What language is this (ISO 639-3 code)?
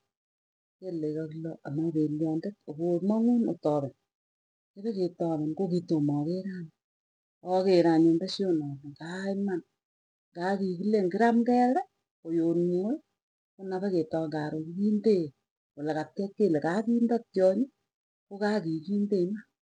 tuy